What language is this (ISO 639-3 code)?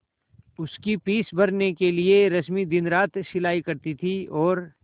hin